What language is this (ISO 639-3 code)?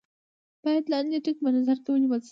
pus